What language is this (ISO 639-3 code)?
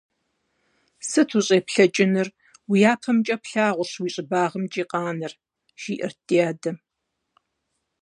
kbd